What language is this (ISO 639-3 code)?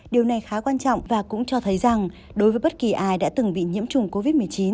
vie